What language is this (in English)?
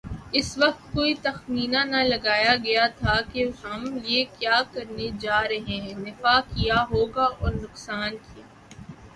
Urdu